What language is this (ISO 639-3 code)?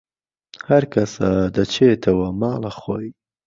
ckb